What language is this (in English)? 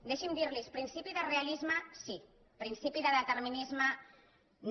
Catalan